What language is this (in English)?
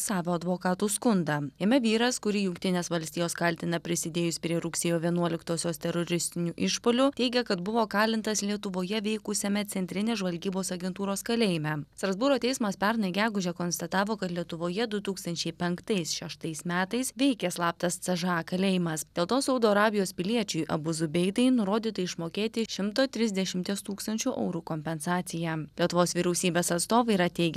Lithuanian